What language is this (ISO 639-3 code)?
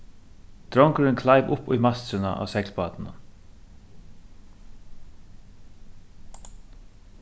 fao